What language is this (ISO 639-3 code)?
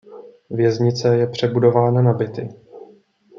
ces